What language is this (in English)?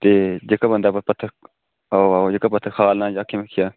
Dogri